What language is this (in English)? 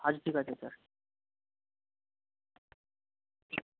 Bangla